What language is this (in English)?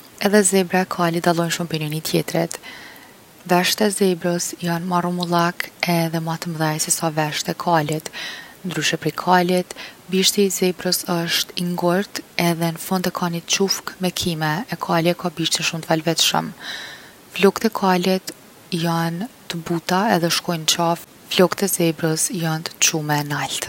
Gheg Albanian